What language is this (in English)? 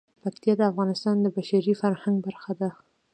Pashto